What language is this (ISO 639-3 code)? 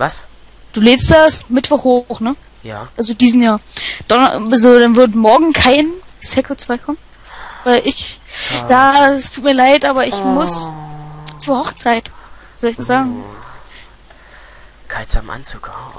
deu